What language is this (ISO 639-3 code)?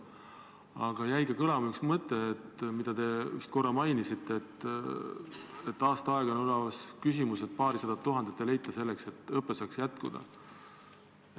est